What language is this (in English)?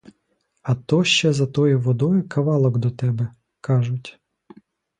Ukrainian